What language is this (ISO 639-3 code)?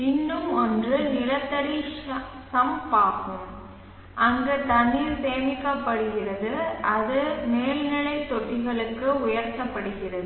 tam